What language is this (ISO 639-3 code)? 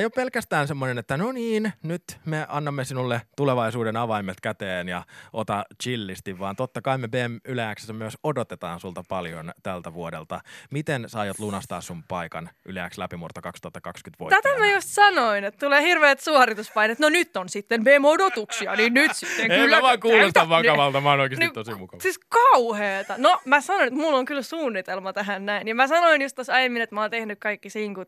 fin